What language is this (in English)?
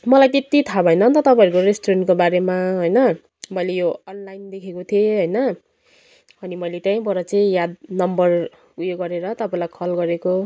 Nepali